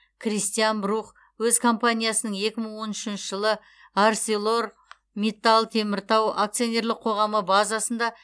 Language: Kazakh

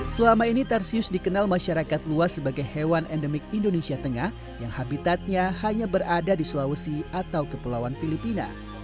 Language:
Indonesian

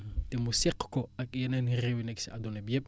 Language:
Wolof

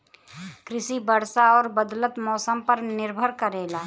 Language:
Bhojpuri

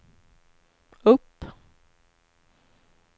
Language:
Swedish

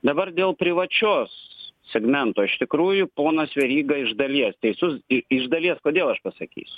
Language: Lithuanian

